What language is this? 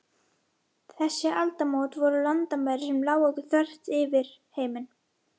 Icelandic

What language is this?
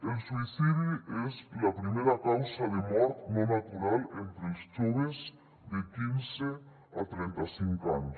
Catalan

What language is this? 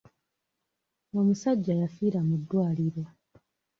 Ganda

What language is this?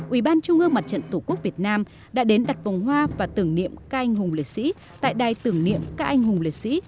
Vietnamese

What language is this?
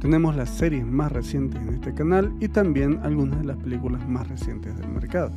Spanish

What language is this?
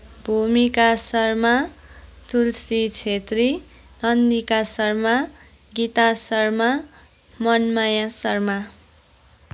Nepali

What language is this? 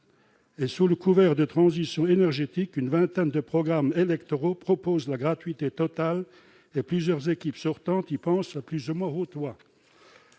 French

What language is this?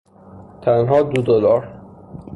Persian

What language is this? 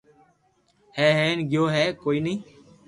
Loarki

